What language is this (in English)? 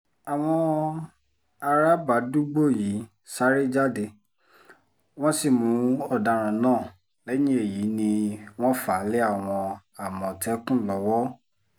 Yoruba